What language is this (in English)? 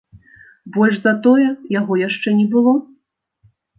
Belarusian